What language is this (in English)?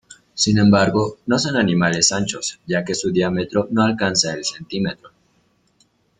Spanish